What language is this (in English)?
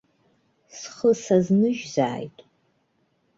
Abkhazian